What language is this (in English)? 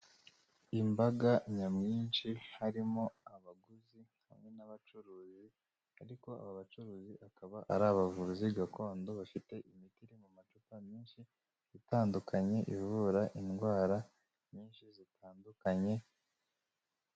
Kinyarwanda